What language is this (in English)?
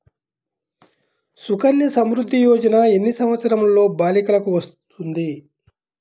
Telugu